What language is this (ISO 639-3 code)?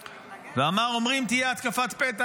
heb